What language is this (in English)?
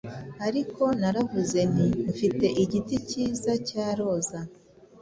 Kinyarwanda